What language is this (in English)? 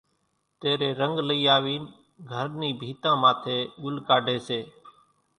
Kachi Koli